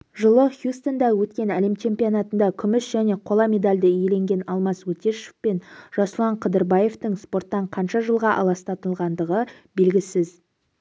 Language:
Kazakh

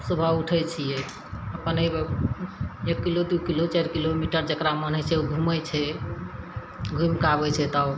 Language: Maithili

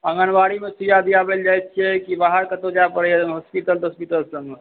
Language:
Maithili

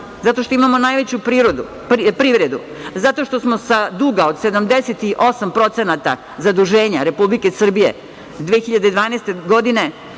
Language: Serbian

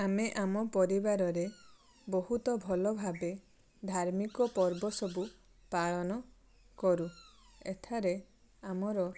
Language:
Odia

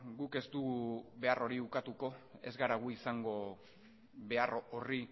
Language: Basque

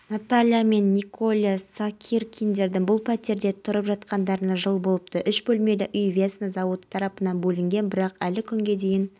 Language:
Kazakh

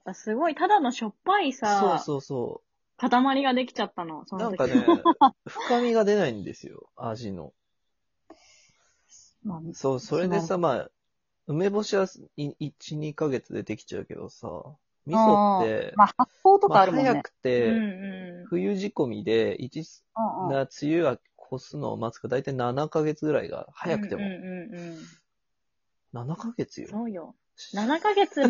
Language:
Japanese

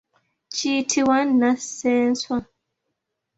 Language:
Ganda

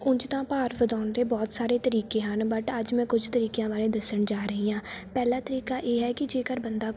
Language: Punjabi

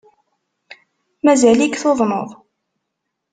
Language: Kabyle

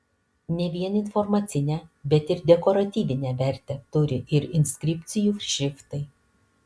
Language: Lithuanian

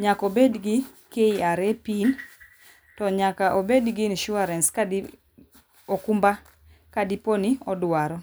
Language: Luo (Kenya and Tanzania)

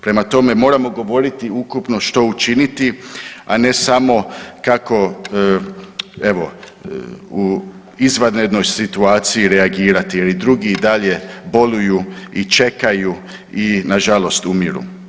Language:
Croatian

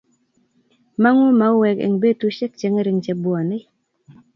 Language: Kalenjin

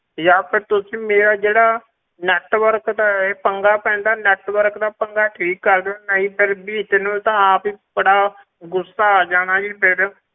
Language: Punjabi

